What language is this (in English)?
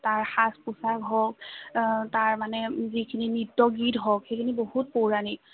Assamese